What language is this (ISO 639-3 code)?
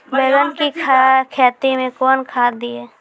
mai